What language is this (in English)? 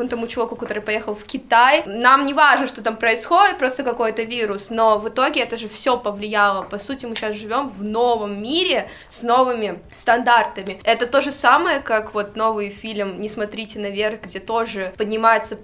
Russian